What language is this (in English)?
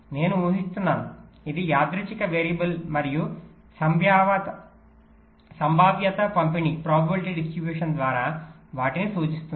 Telugu